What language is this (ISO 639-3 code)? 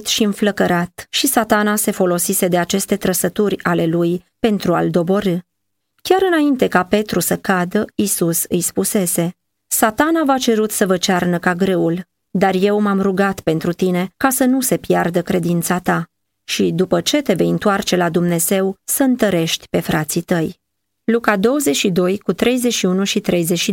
ron